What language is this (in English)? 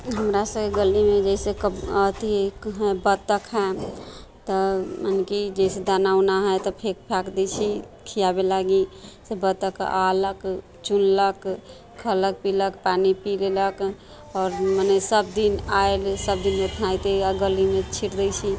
Maithili